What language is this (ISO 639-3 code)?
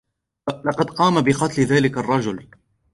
ara